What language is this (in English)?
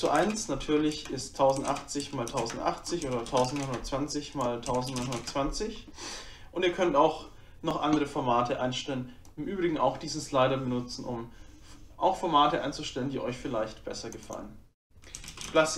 German